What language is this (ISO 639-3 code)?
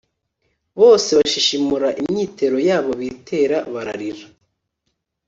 kin